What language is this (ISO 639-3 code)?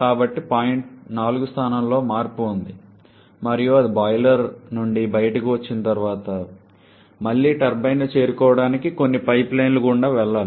tel